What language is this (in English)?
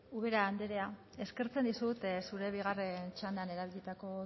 Basque